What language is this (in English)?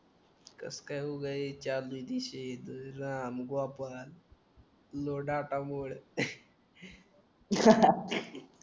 Marathi